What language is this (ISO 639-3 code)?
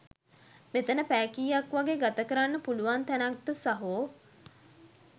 sin